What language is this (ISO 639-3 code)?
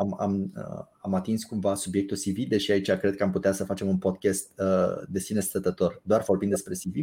ron